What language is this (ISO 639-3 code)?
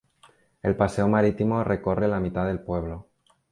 spa